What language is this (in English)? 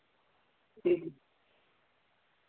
Dogri